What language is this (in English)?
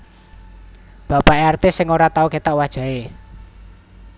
Javanese